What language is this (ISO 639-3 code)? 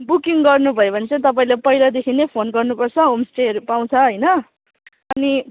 nep